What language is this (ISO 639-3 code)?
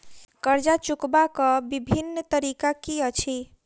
mai